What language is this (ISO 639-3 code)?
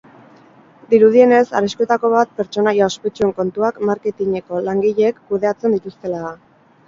eus